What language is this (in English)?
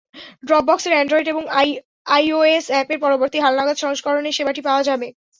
Bangla